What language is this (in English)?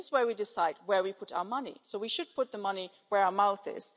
English